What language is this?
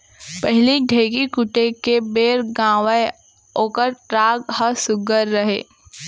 Chhattisgarhi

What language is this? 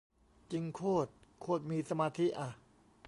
Thai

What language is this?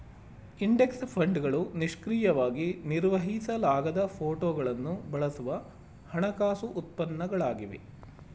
Kannada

